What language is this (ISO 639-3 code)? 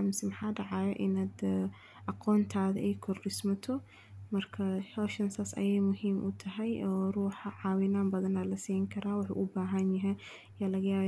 som